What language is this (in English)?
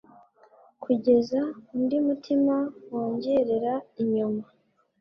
Kinyarwanda